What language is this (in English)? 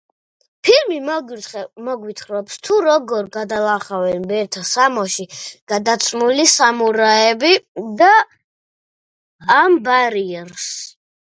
Georgian